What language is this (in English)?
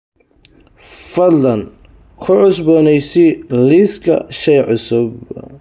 Somali